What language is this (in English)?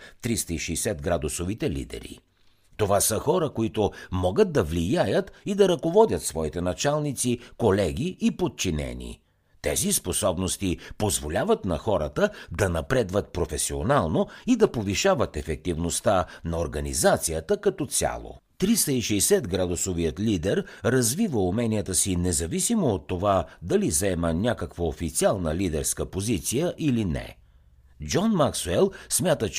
Bulgarian